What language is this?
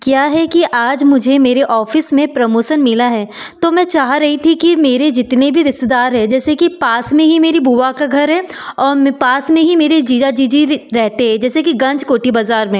Hindi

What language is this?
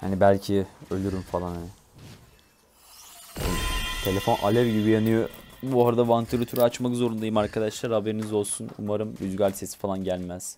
Turkish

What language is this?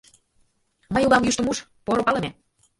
Mari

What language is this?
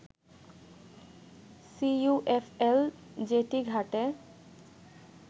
Bangla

